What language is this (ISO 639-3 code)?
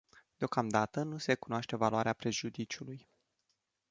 ron